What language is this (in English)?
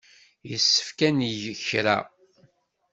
Kabyle